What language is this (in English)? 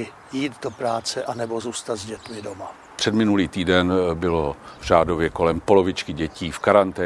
Czech